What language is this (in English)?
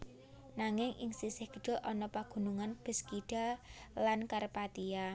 Javanese